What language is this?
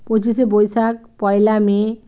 Bangla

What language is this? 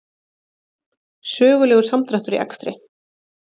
Icelandic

